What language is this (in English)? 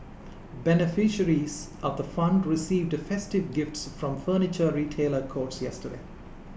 English